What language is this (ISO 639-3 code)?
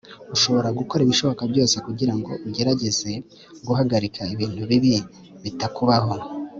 kin